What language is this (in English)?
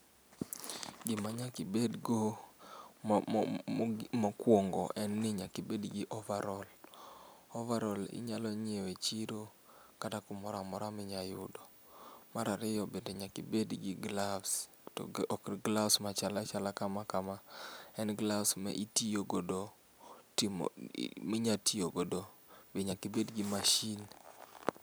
Luo (Kenya and Tanzania)